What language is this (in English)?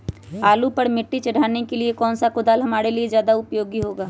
Magahi